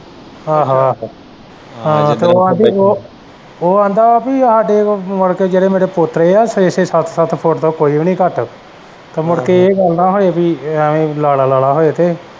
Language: Punjabi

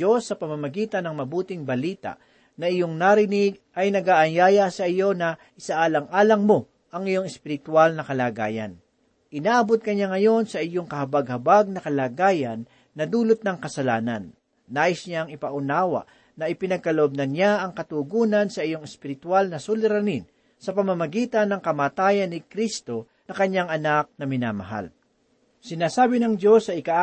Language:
Filipino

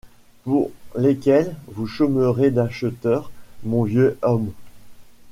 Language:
French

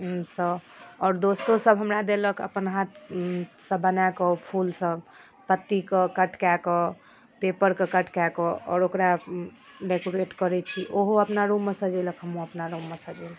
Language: Maithili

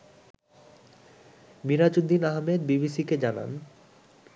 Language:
Bangla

